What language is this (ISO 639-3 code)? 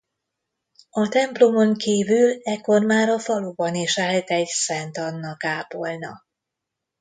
hun